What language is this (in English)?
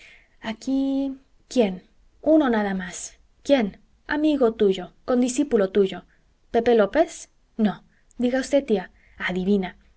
Spanish